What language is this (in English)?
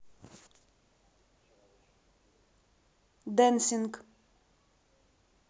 Russian